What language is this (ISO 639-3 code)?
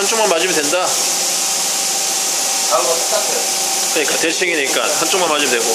kor